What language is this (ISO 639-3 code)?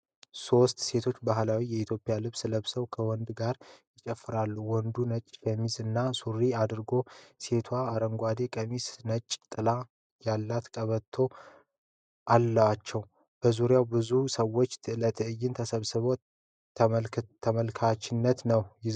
amh